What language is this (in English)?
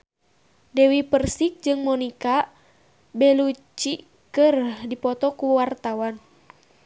Sundanese